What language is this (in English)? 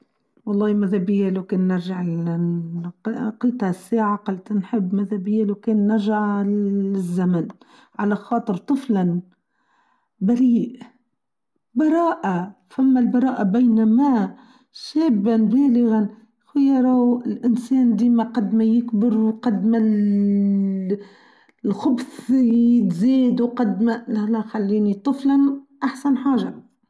Tunisian Arabic